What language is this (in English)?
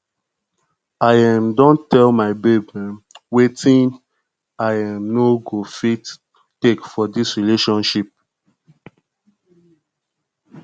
Nigerian Pidgin